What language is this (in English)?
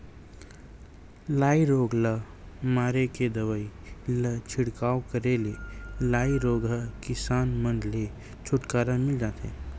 Chhattisgarhi